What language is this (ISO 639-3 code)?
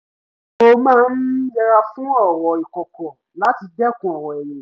yor